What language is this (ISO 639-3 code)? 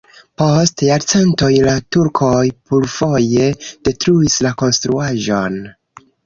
epo